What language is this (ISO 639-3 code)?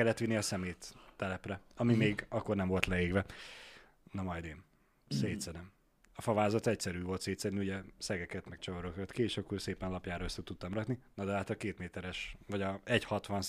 hun